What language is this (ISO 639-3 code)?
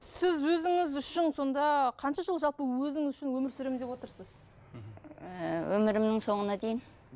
kaz